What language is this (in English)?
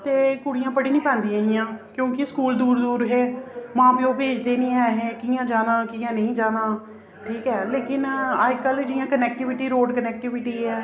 Dogri